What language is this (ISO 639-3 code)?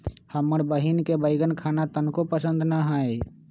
mag